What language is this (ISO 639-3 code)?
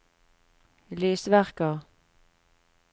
nor